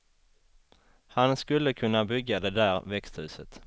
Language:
Swedish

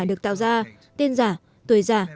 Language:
Vietnamese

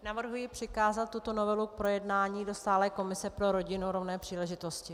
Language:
Czech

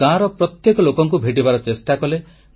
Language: Odia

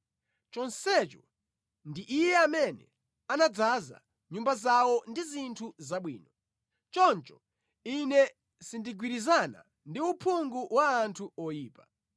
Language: Nyanja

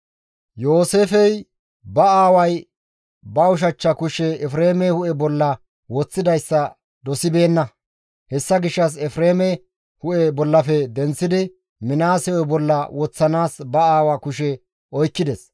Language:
Gamo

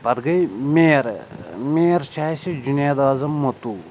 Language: Kashmiri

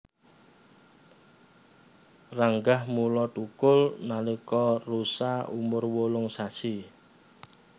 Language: Javanese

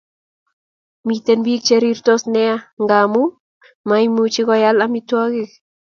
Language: Kalenjin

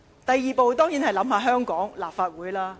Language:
Cantonese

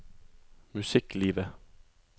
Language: Norwegian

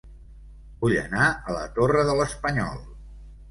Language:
Catalan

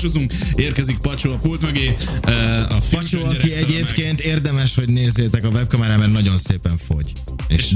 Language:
Hungarian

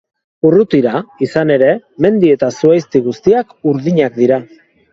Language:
Basque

